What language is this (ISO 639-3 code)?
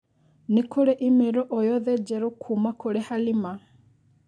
kik